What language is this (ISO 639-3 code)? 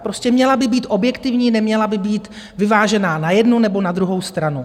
ces